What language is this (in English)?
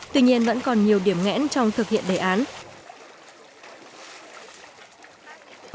Vietnamese